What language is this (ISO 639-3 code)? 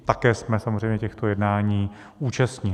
ces